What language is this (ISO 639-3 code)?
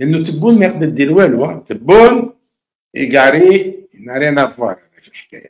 ara